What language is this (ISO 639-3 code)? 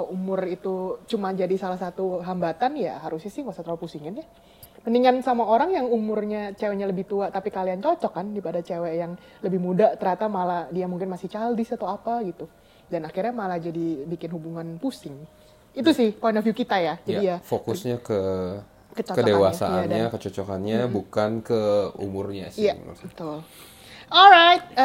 ind